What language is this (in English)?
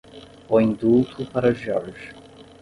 Portuguese